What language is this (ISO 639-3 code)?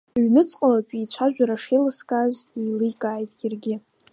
abk